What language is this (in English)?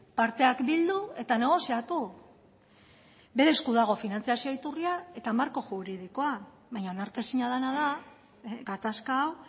Basque